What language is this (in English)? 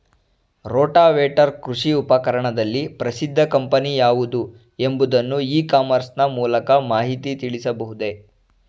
Kannada